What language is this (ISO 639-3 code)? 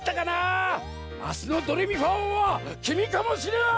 jpn